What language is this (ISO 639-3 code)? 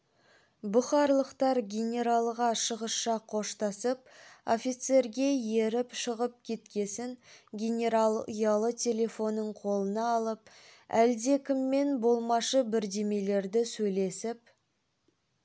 kaz